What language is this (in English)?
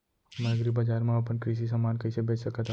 Chhattisgarhi